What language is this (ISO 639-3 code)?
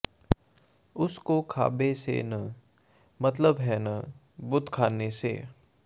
pan